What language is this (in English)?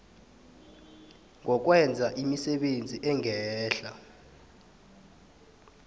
South Ndebele